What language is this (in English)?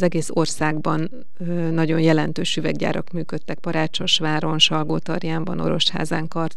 Hungarian